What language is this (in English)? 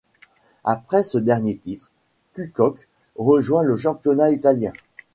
French